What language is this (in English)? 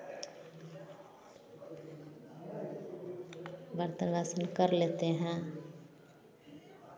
Hindi